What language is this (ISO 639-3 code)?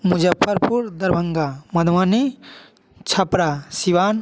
hin